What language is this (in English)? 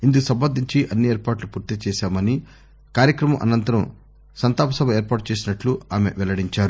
Telugu